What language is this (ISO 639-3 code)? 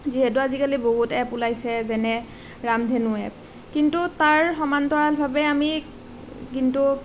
asm